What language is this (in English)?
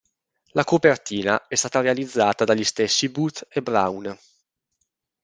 Italian